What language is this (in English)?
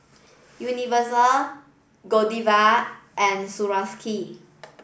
English